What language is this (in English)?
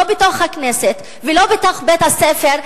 Hebrew